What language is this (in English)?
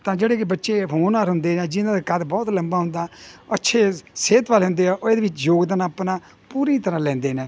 Punjabi